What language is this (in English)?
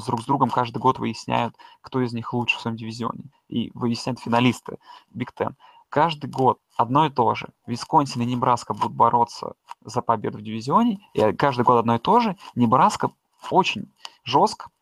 Russian